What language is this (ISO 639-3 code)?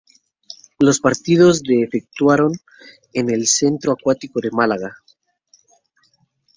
spa